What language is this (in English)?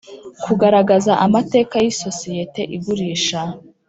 Kinyarwanda